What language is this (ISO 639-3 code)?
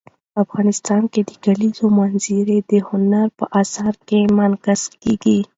pus